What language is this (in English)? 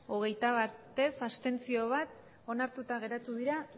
Basque